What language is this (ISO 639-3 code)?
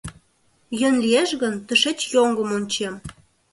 chm